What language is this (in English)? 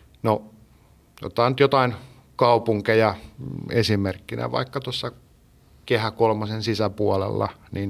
Finnish